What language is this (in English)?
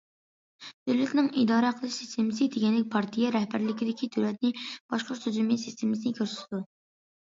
Uyghur